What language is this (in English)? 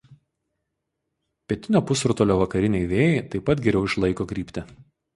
Lithuanian